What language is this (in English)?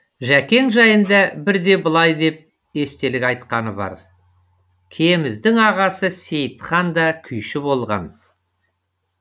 Kazakh